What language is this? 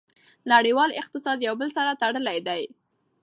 Pashto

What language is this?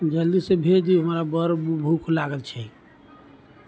Maithili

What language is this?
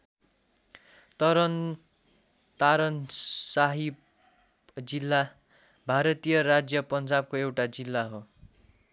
Nepali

